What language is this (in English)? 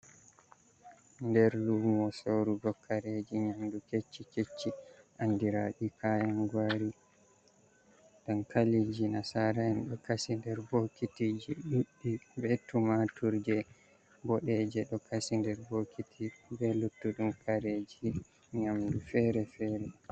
Fula